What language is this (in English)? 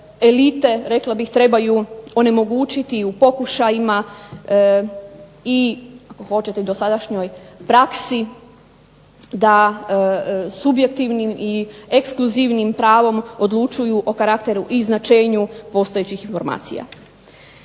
Croatian